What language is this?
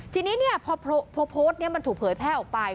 Thai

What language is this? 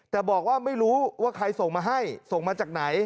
Thai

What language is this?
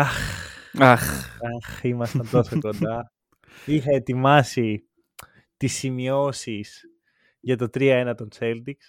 Greek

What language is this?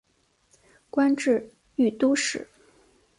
Chinese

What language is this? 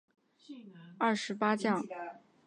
Chinese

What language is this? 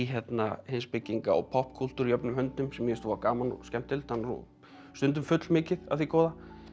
Icelandic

